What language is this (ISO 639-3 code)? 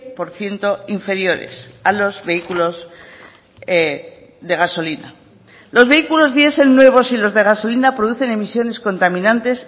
spa